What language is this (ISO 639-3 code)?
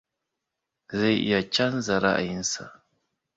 hau